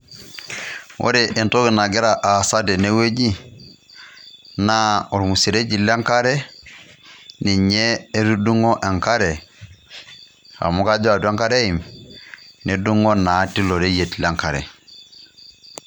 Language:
Masai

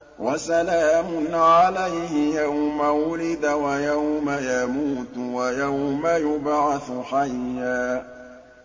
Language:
Arabic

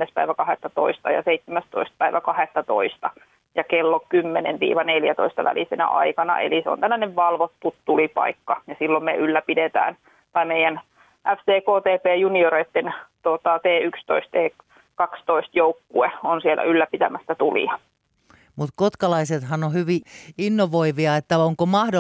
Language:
Finnish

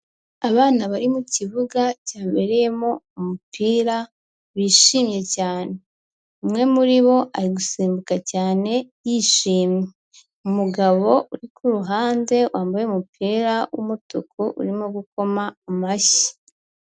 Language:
Kinyarwanda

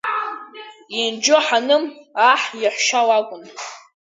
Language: Abkhazian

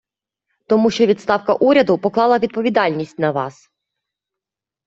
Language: Ukrainian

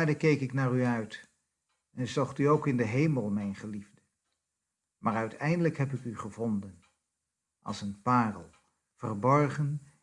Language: Dutch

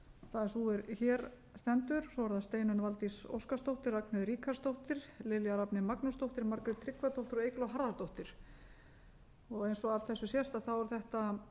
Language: Icelandic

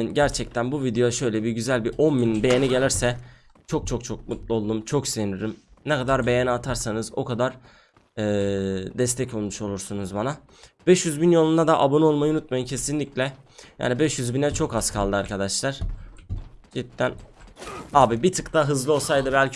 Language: Turkish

